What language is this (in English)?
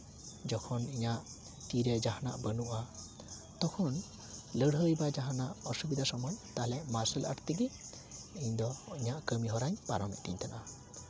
Santali